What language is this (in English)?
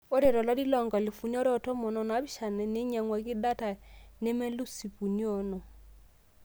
Masai